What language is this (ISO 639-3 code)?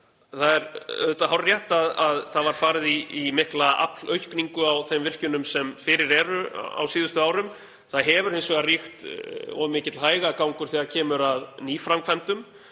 isl